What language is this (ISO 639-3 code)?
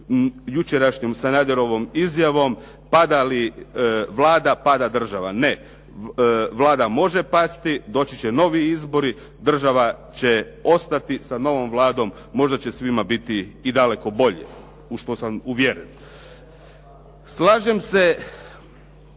hrv